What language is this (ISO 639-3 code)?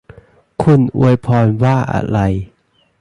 tha